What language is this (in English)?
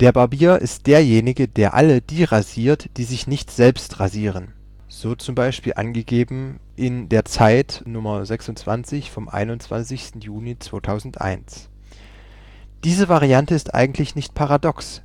German